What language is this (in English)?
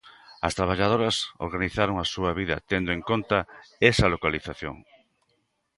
Galician